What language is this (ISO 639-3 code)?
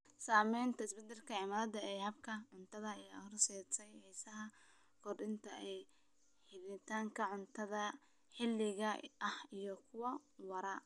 som